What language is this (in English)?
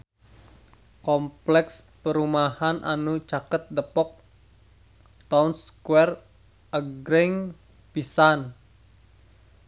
Sundanese